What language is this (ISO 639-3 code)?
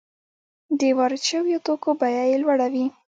pus